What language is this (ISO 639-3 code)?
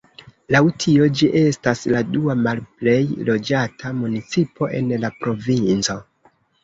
epo